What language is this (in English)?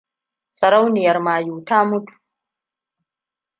Hausa